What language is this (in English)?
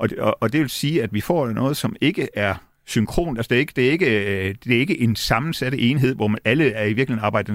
Danish